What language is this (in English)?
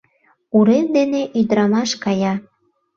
Mari